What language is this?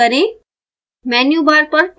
Hindi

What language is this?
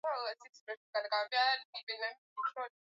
Swahili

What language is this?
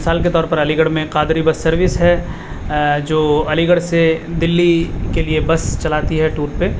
Urdu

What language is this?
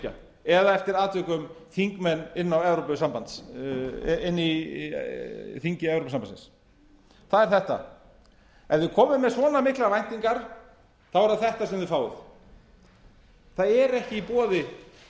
Icelandic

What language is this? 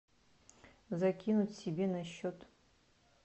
Russian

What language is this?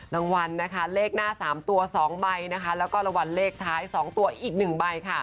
Thai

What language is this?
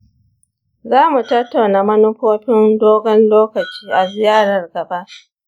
Hausa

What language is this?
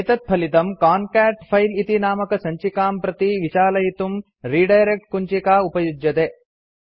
Sanskrit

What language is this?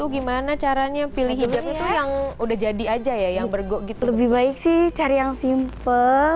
Indonesian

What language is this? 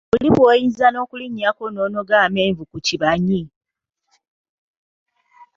Ganda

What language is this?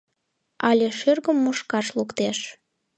Mari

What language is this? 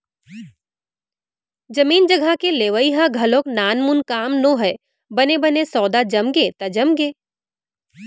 Chhattisgarhi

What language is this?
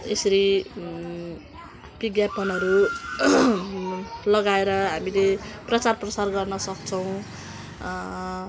Nepali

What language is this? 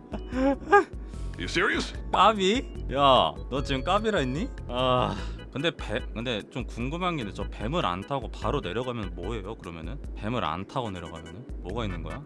Korean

